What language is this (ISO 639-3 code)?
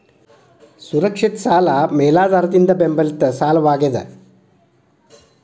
kan